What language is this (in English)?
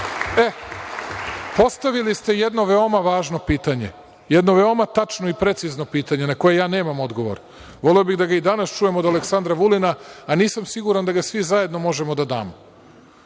Serbian